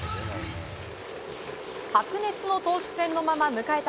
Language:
Japanese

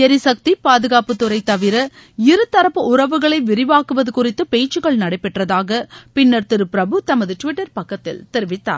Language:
Tamil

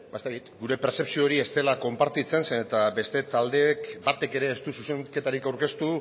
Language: Basque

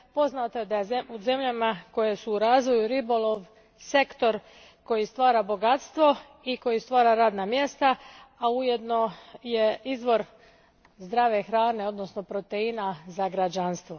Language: Croatian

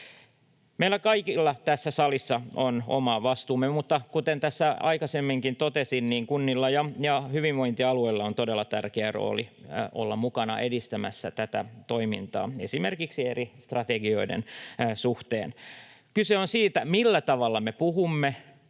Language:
Finnish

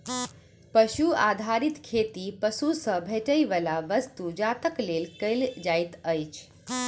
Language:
Maithili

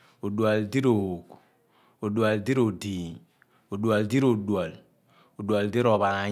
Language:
Abua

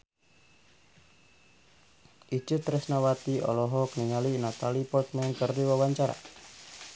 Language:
Sundanese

